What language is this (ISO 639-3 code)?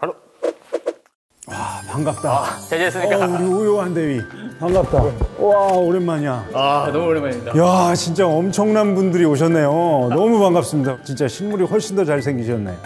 kor